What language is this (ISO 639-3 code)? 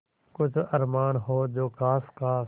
hin